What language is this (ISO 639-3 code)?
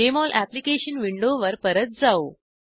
mar